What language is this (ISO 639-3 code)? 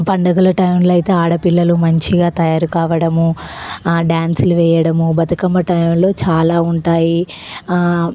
tel